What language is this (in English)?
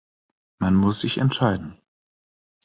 German